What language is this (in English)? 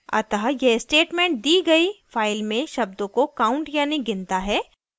Hindi